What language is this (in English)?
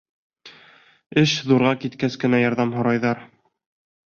Bashkir